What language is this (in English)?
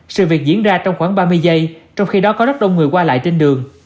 Vietnamese